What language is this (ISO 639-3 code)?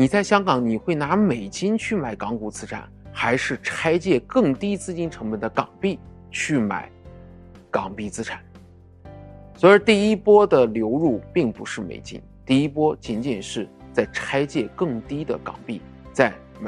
zho